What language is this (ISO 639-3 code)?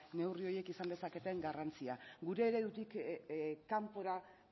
eus